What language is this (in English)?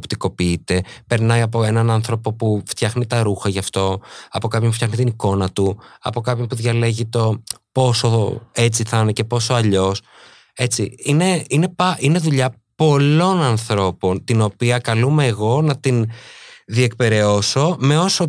Greek